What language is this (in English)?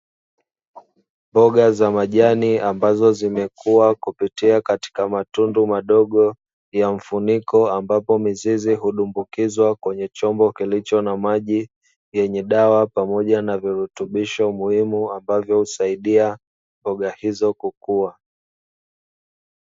Swahili